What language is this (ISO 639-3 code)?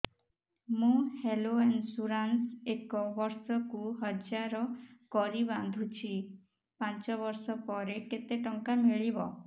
ori